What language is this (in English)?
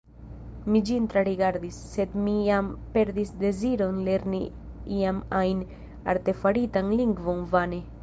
Esperanto